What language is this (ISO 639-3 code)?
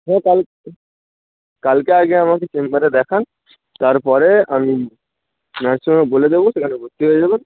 ben